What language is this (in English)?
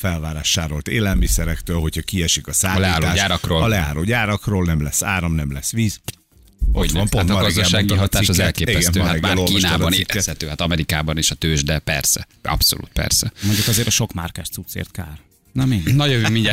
Hungarian